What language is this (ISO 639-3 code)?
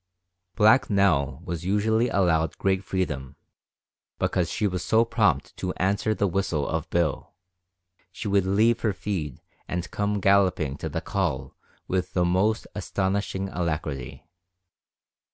eng